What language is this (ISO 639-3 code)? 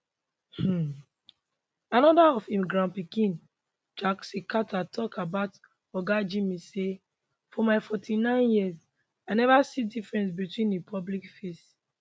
pcm